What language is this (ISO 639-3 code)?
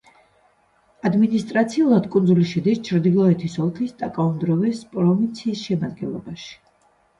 kat